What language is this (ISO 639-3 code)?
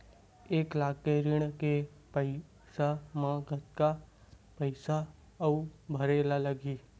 hne